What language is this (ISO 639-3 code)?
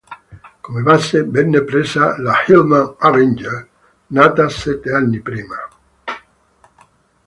ita